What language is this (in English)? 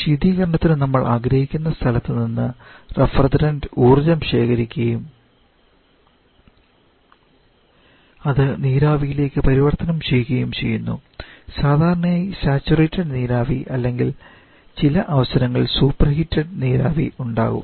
Malayalam